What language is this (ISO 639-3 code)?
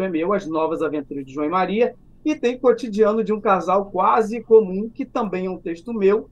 por